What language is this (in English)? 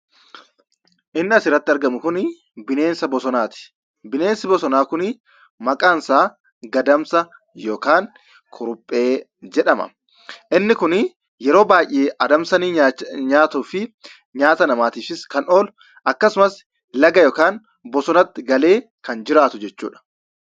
Oromo